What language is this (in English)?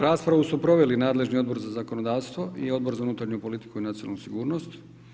Croatian